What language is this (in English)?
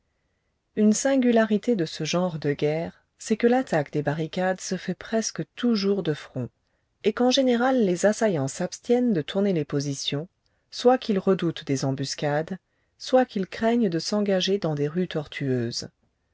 French